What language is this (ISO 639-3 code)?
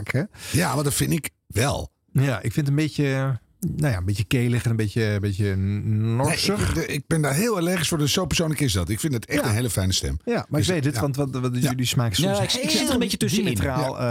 nld